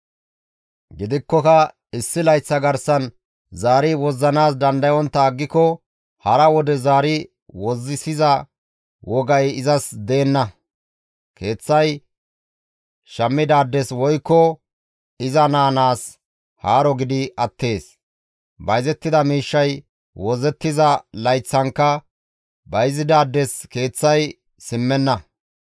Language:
Gamo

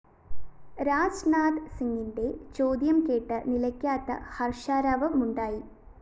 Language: Malayalam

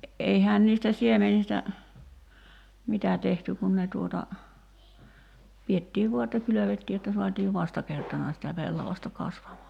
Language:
Finnish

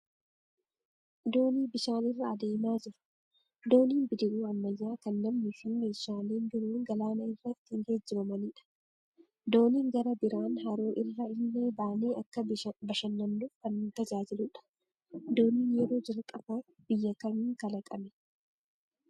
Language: Oromo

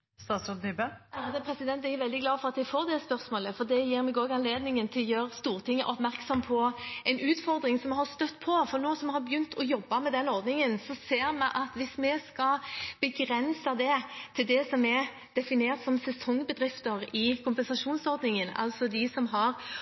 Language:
Norwegian Bokmål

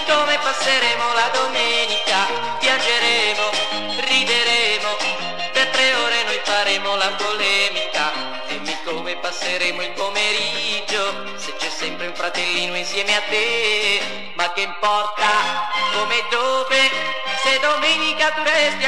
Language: Italian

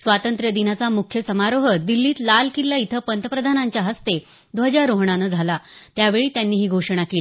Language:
Marathi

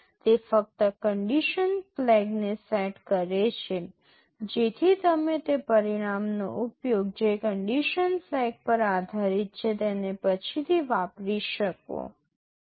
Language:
Gujarati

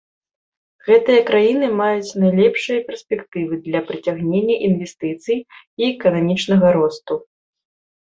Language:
Belarusian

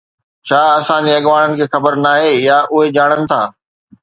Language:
Sindhi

